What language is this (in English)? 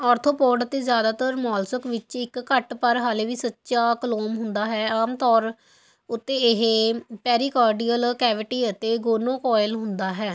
Punjabi